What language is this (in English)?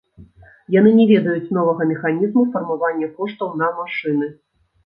Belarusian